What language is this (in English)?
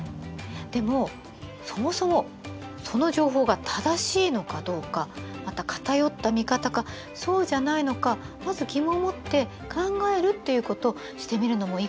Japanese